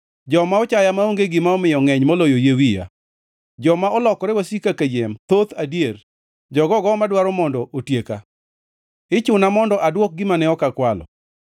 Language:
Luo (Kenya and Tanzania)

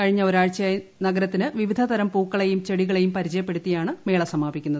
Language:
Malayalam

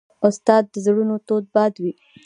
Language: Pashto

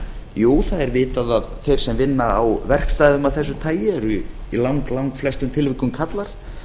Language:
Icelandic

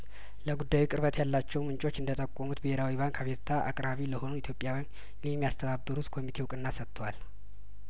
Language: Amharic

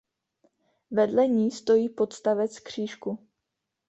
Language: Czech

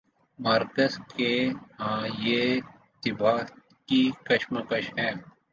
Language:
Urdu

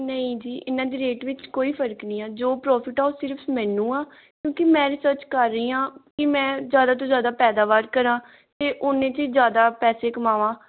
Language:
Punjabi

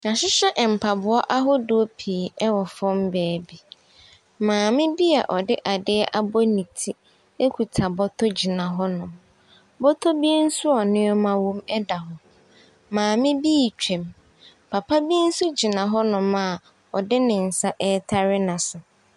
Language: Akan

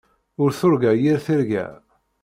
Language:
Kabyle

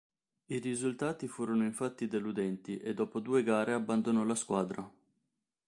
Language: Italian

